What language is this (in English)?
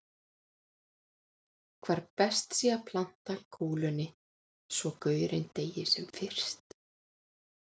Icelandic